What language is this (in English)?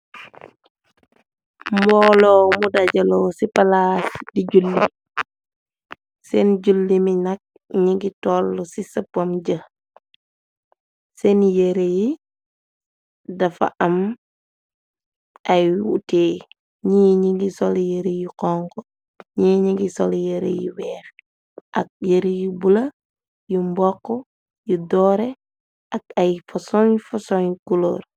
Wolof